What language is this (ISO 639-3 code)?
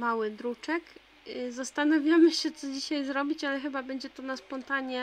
pol